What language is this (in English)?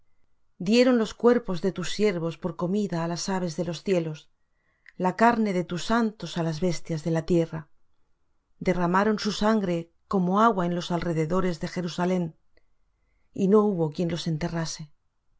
Spanish